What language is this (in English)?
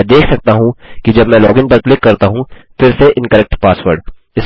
Hindi